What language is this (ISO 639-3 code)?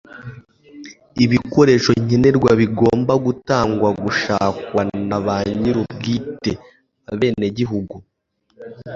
kin